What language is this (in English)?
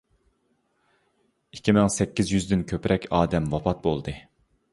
Uyghur